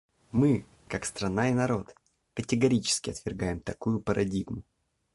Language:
Russian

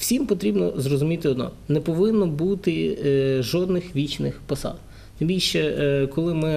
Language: Ukrainian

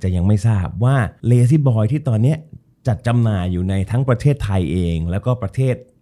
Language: Thai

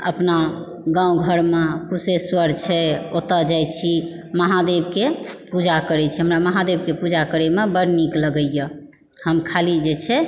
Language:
Maithili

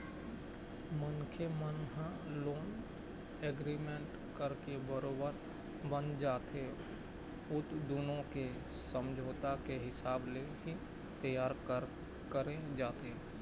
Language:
Chhattisgarhi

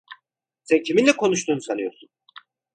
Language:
Turkish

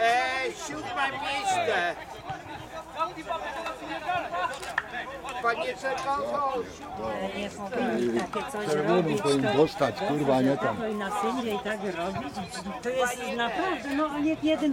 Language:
Polish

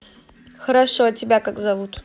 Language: Russian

